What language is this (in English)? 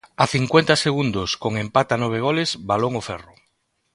Galician